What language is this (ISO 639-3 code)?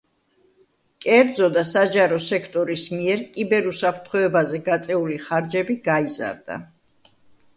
kat